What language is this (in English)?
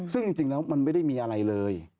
Thai